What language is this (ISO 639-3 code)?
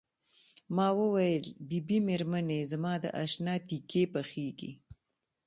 pus